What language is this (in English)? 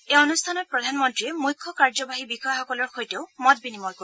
Assamese